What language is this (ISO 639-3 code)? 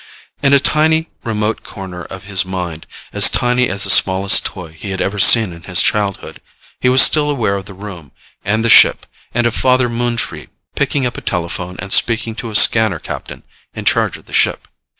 eng